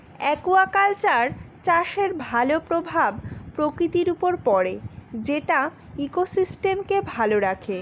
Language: Bangla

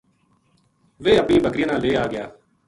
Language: Gujari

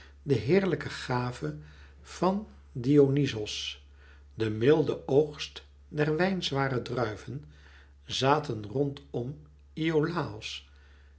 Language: Dutch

